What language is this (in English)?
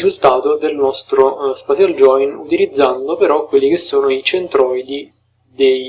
Italian